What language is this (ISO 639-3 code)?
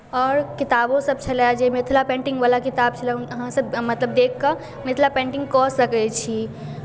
mai